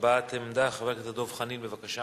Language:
Hebrew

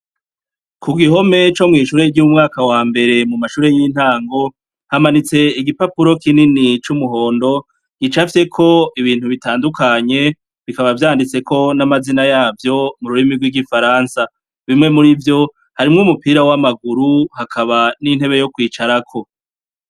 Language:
Rundi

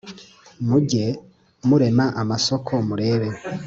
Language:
Kinyarwanda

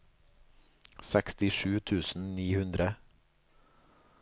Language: Norwegian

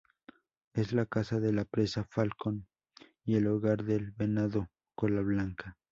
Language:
Spanish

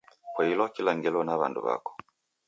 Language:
Taita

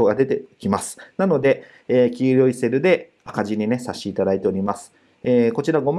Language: Japanese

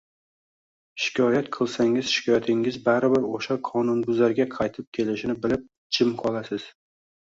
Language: Uzbek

